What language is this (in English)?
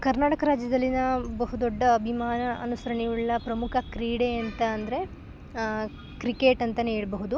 Kannada